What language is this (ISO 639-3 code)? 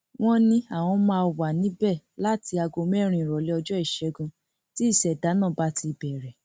yor